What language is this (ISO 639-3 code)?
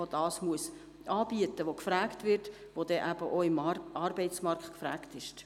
gsw